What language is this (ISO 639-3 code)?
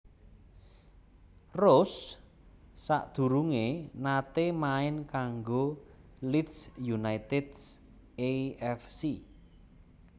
jav